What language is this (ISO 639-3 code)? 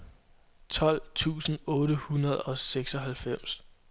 dan